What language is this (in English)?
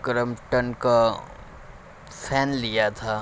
Urdu